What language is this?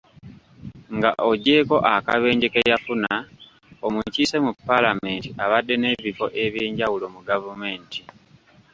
Ganda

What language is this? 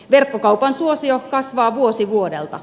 Finnish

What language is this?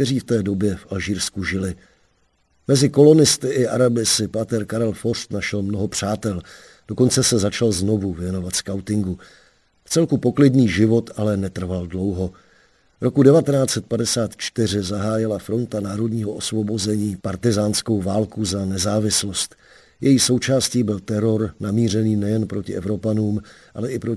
Czech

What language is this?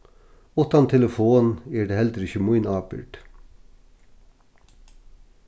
Faroese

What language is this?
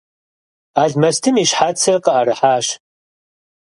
Kabardian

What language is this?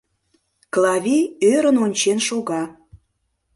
Mari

